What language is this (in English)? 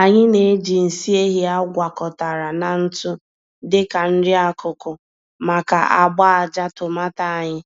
Igbo